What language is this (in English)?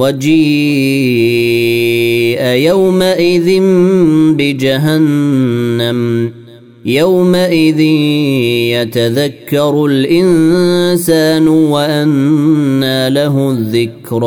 Arabic